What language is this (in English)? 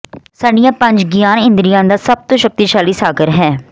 Punjabi